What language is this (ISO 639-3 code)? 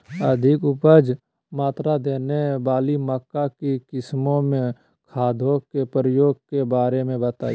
mag